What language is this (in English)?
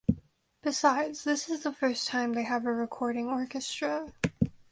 English